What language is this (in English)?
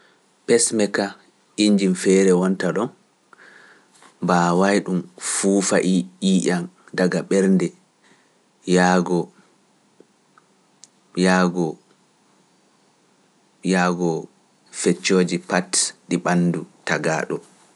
Pular